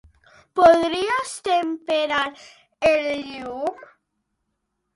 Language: Catalan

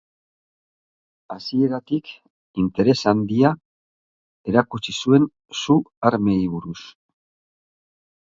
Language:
Basque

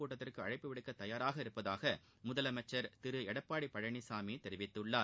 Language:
Tamil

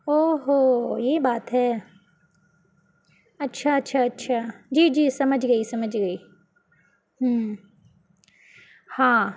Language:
Urdu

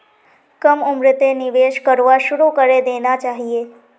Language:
Magahi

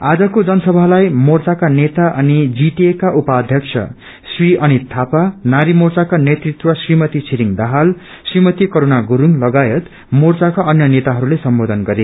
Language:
Nepali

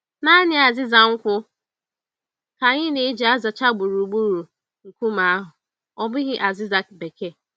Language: Igbo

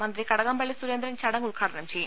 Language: Malayalam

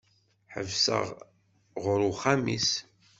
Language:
Kabyle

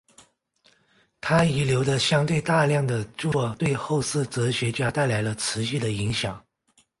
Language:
Chinese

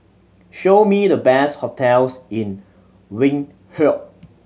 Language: English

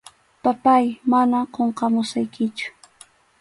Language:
Arequipa-La Unión Quechua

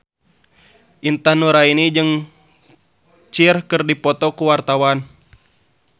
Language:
Sundanese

